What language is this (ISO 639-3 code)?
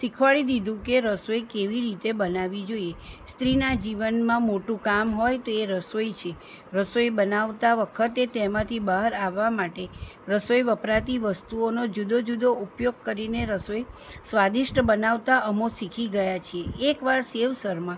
guj